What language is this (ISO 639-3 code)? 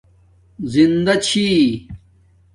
dmk